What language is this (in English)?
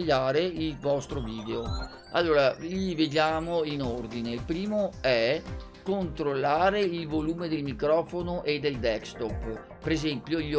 Italian